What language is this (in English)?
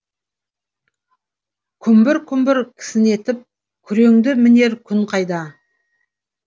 Kazakh